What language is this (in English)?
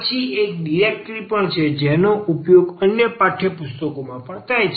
Gujarati